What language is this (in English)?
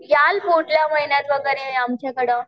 Marathi